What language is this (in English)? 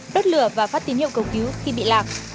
Vietnamese